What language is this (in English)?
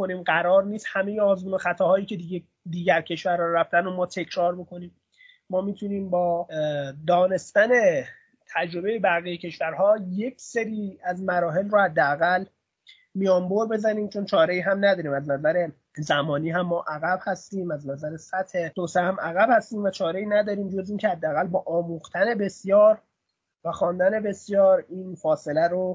Persian